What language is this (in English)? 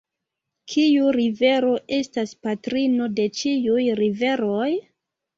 Esperanto